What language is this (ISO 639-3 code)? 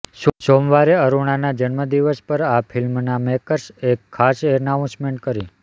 guj